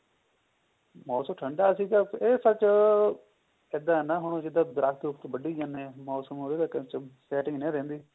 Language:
Punjabi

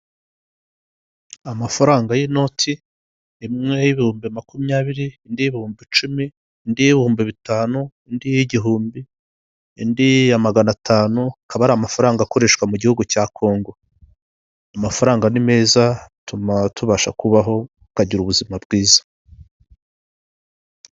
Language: Kinyarwanda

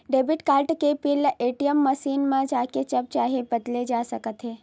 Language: Chhattisgarhi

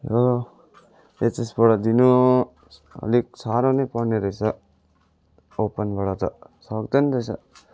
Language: Nepali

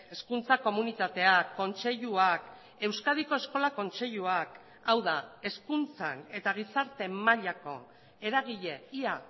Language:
Basque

